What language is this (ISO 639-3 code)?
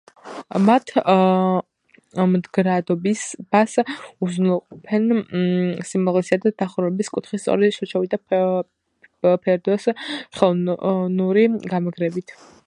kat